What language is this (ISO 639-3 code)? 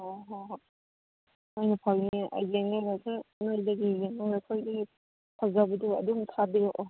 mni